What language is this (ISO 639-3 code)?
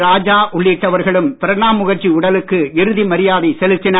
tam